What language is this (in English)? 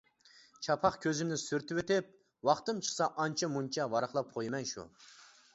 Uyghur